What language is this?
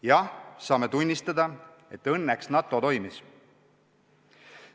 Estonian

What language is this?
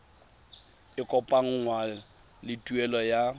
Tswana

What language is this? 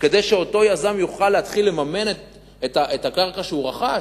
Hebrew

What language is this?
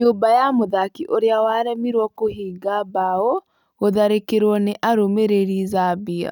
Kikuyu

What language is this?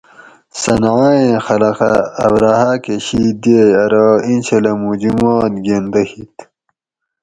Gawri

